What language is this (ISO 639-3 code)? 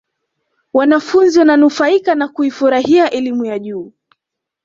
swa